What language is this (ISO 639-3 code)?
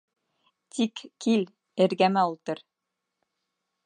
bak